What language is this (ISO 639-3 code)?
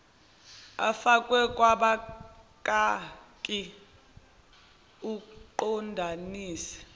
zul